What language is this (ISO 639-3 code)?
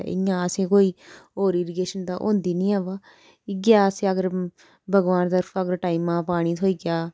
doi